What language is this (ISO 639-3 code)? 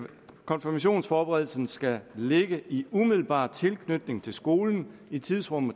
dan